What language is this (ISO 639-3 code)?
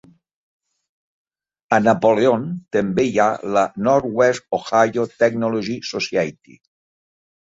cat